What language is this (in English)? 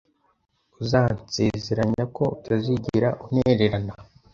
Kinyarwanda